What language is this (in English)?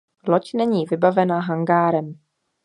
Czech